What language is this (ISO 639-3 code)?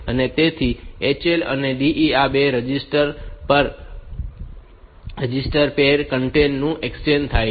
guj